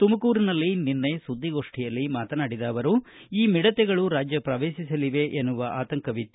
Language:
Kannada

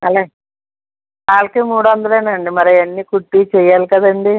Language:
Telugu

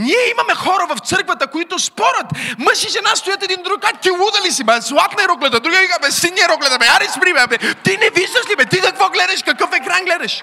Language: Bulgarian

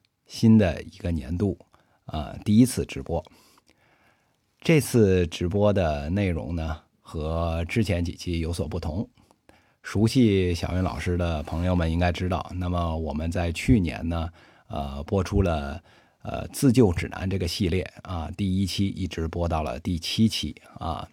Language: Chinese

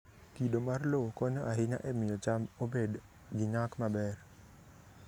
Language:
Luo (Kenya and Tanzania)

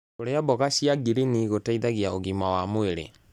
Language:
Kikuyu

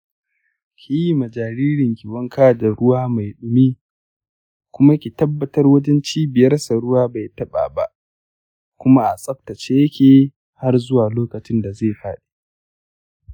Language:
Hausa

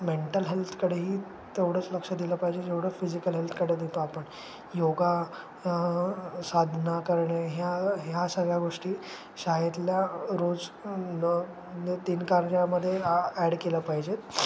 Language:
Marathi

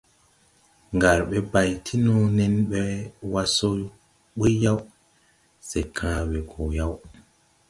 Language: Tupuri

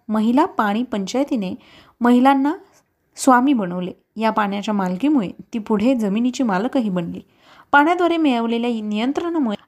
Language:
Marathi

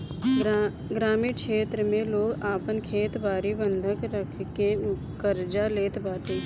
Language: Bhojpuri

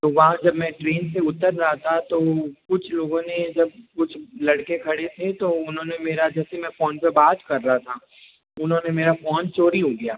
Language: Hindi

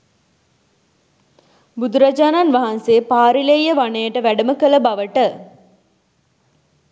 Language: Sinhala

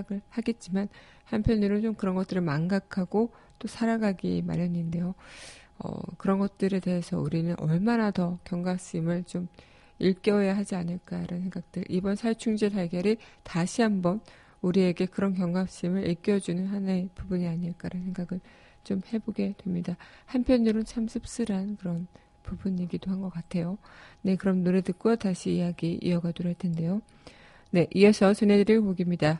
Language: Korean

